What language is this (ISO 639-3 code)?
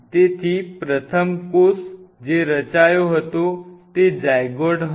guj